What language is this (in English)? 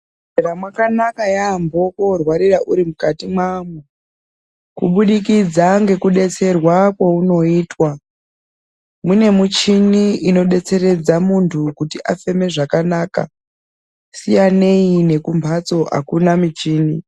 Ndau